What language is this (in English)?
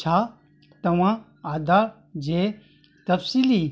Sindhi